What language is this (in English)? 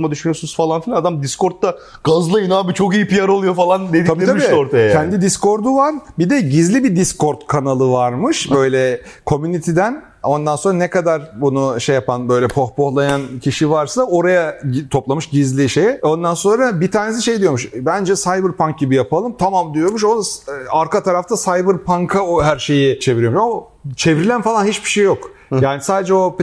Turkish